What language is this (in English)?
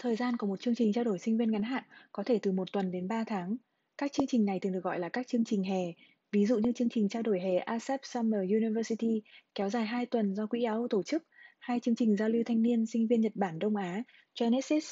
Vietnamese